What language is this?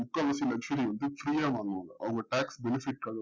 Tamil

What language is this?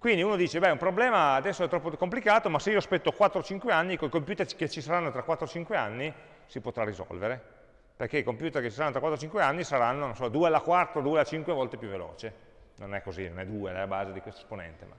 Italian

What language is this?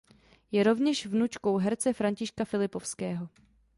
Czech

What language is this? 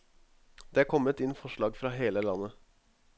Norwegian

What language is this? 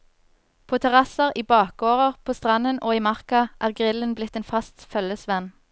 Norwegian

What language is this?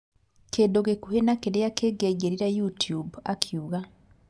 Kikuyu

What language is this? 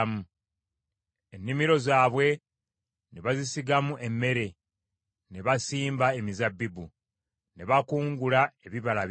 Ganda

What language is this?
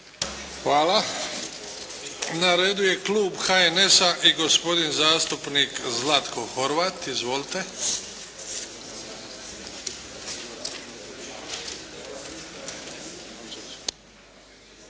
Croatian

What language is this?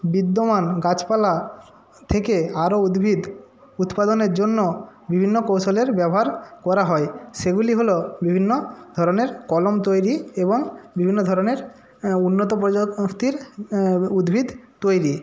Bangla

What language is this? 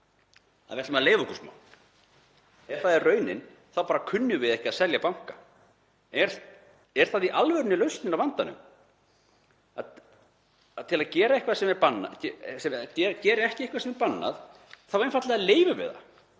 Icelandic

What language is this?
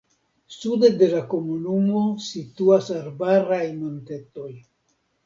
Esperanto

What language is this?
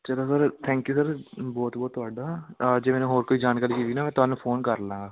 Punjabi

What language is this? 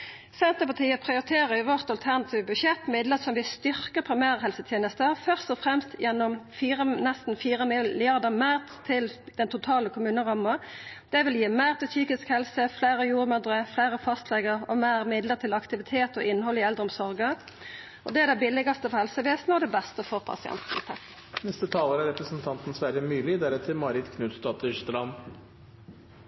Norwegian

